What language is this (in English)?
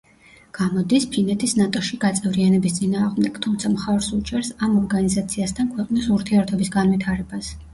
Georgian